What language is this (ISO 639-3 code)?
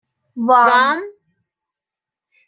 fas